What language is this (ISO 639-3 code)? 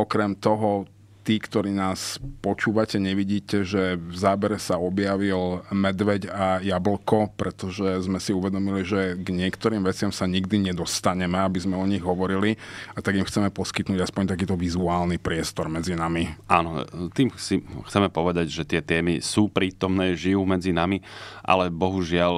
slk